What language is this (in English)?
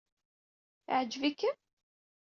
Kabyle